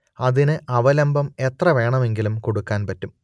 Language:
Malayalam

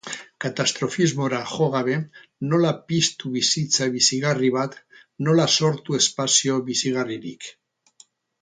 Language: Basque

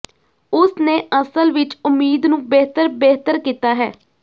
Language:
Punjabi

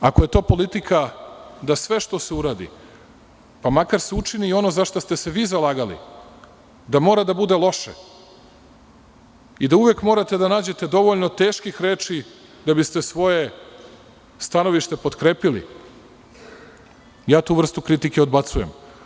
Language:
Serbian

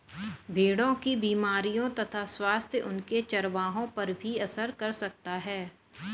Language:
Hindi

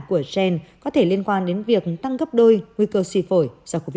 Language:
Vietnamese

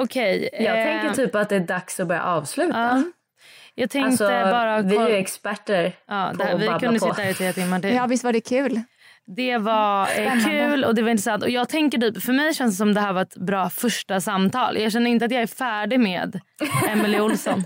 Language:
Swedish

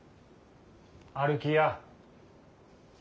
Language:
Japanese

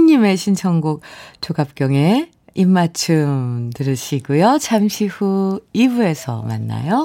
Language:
Korean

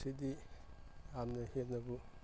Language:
Manipuri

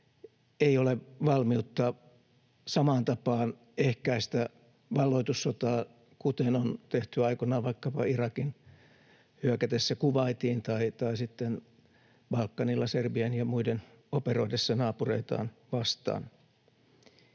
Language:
Finnish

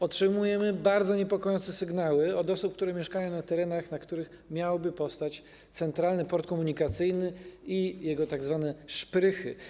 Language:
Polish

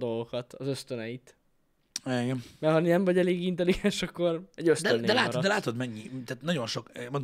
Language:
Hungarian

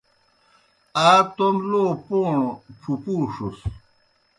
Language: Kohistani Shina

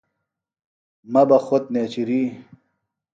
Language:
Phalura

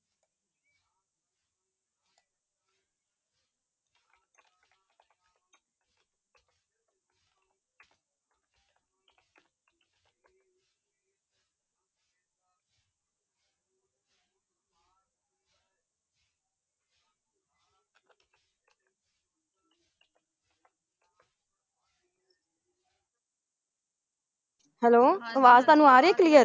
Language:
Punjabi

